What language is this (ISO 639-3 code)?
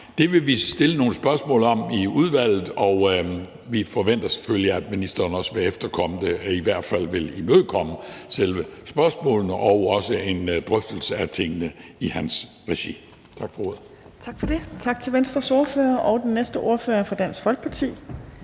dan